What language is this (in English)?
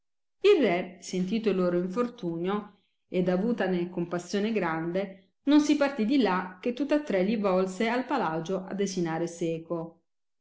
Italian